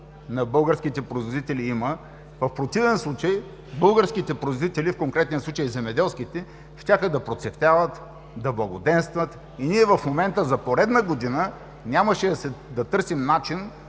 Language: Bulgarian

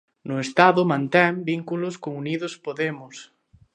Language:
Galician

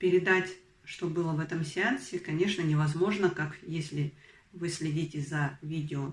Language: Russian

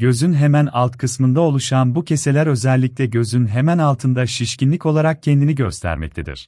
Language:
Turkish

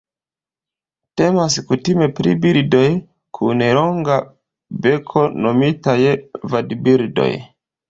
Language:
Esperanto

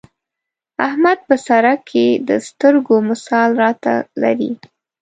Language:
Pashto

